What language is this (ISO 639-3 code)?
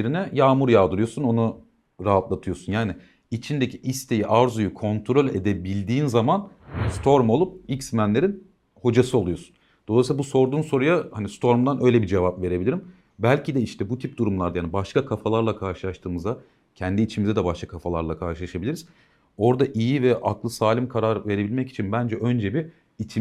tur